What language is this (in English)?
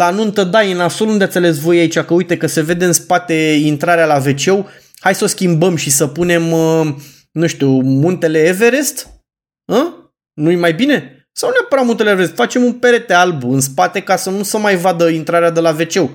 Romanian